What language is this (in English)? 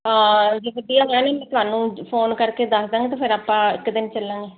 Punjabi